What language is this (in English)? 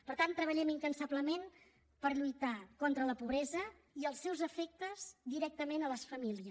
Catalan